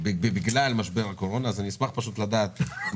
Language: Hebrew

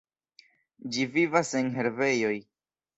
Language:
Esperanto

